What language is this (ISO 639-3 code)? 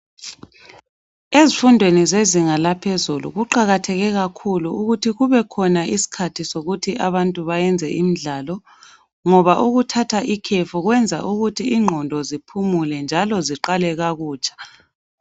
nde